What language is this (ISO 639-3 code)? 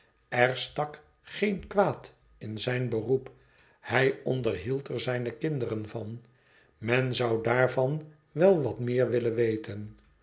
nld